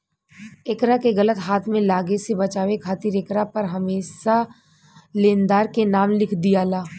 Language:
Bhojpuri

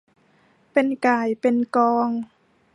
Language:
Thai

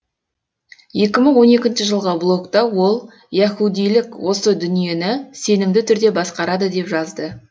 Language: Kazakh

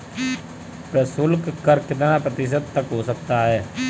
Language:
Hindi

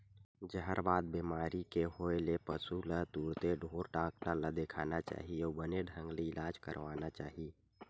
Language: Chhattisgarhi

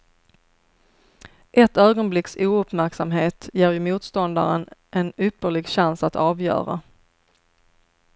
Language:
Swedish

